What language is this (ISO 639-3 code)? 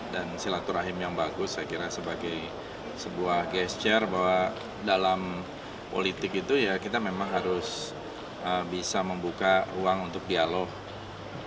ind